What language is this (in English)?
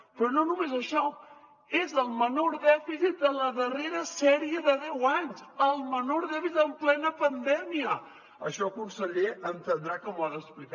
Catalan